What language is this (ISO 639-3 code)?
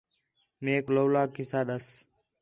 xhe